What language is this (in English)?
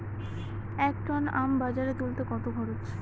Bangla